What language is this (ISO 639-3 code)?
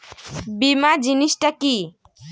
ben